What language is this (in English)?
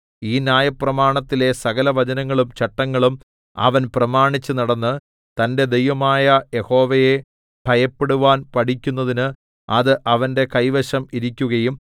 Malayalam